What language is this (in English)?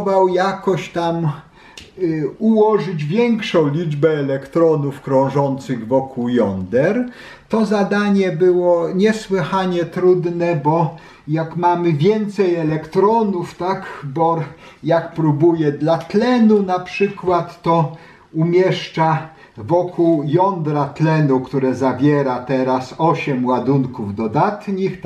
Polish